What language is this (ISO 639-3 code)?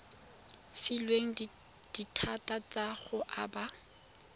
tsn